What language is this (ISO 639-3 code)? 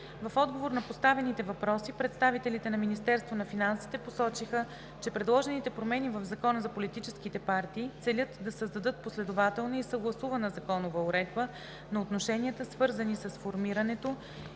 bul